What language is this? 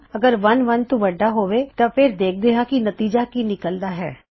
Punjabi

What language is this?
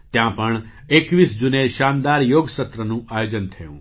Gujarati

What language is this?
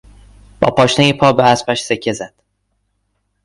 Persian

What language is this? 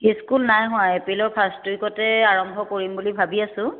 Assamese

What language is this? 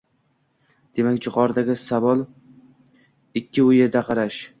Uzbek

